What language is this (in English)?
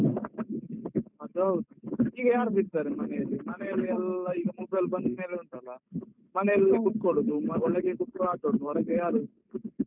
Kannada